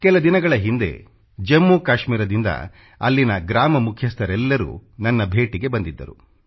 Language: Kannada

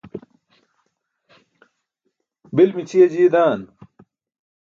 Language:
Burushaski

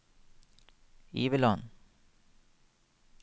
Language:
Norwegian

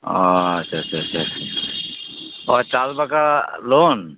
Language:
Santali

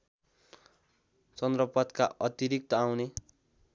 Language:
Nepali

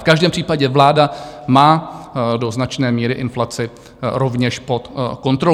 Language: Czech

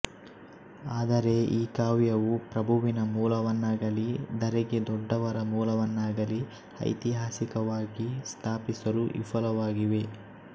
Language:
Kannada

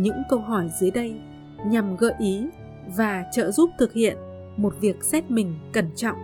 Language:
Vietnamese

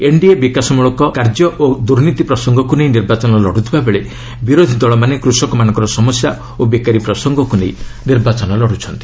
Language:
Odia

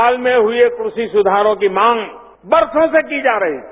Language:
Hindi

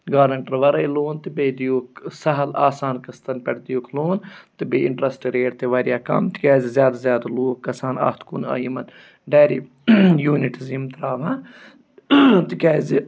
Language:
Kashmiri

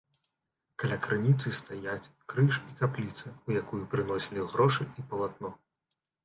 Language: Belarusian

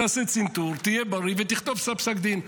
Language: Hebrew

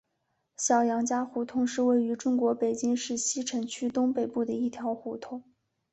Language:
Chinese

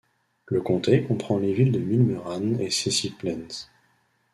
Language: French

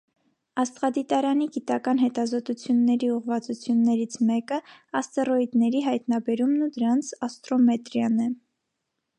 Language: Armenian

